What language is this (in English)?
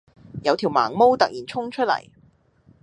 Cantonese